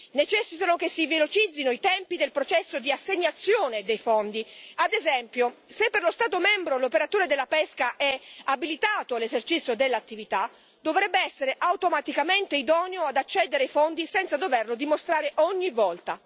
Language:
Italian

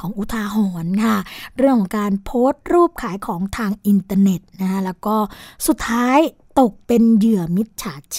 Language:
Thai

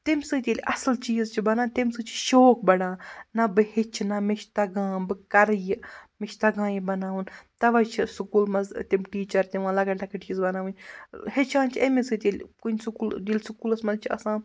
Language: Kashmiri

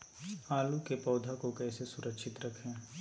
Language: Magahi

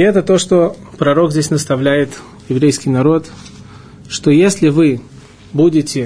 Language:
Russian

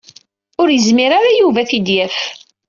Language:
Kabyle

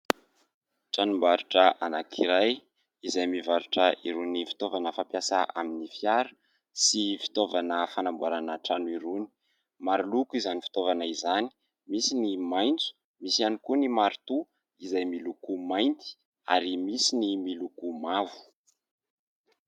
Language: Malagasy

